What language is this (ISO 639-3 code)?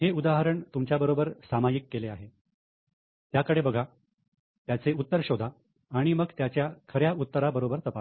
mar